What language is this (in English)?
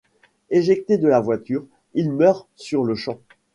French